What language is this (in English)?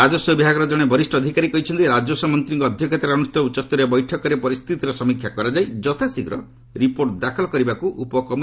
Odia